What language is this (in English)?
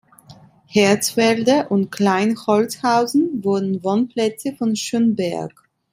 German